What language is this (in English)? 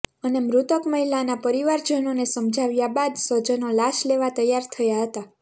Gujarati